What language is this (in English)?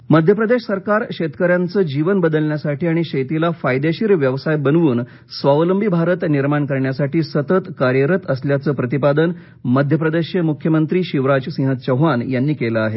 Marathi